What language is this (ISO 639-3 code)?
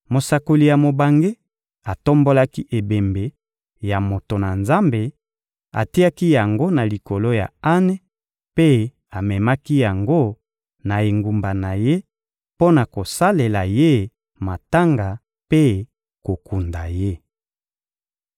lin